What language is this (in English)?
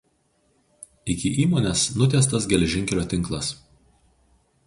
Lithuanian